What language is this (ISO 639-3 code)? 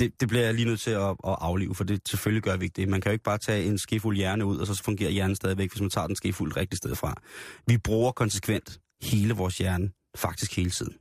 dan